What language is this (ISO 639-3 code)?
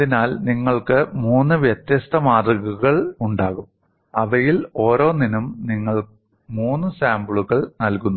mal